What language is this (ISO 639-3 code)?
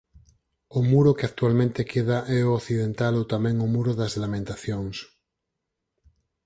glg